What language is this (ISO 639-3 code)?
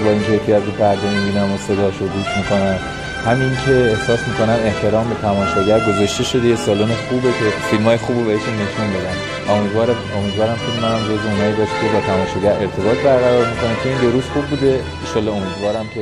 fas